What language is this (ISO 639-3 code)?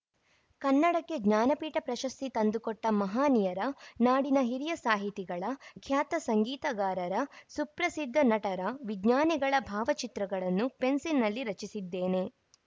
kan